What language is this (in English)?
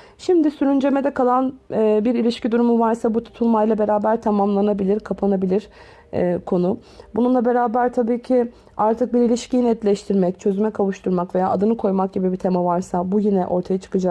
Turkish